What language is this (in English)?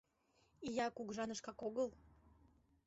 Mari